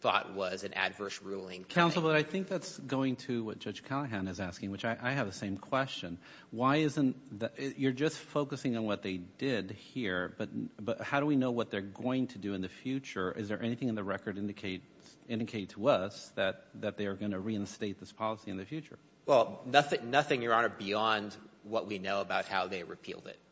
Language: English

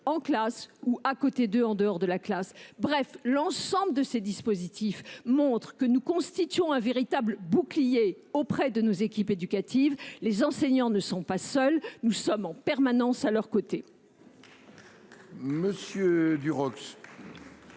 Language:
French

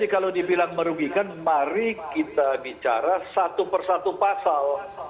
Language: Indonesian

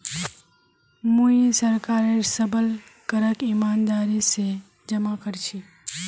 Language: Magahi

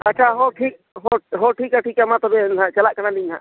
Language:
Santali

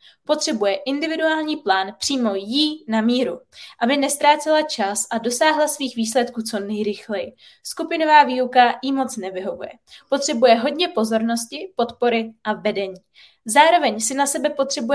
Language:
Czech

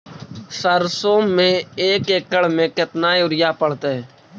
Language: Magahi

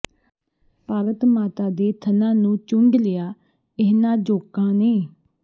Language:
Punjabi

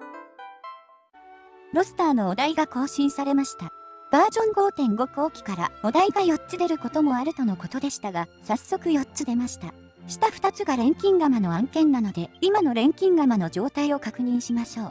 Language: Japanese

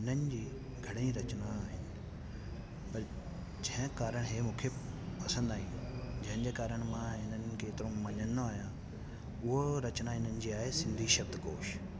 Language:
Sindhi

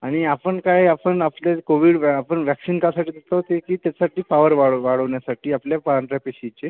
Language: Marathi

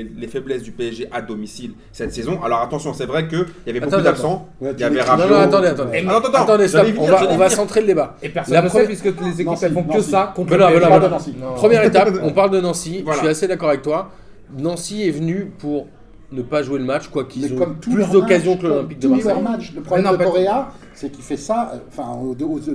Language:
French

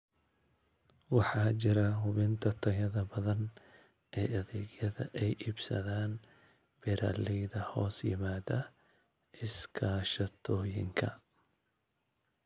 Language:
Somali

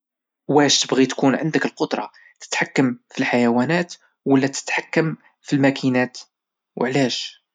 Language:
Moroccan Arabic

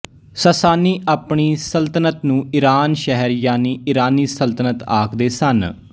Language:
Punjabi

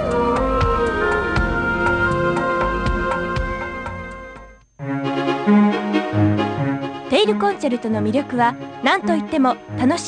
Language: Japanese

